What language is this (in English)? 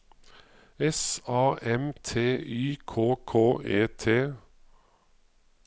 Norwegian